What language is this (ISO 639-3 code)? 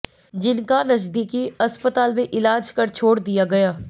hin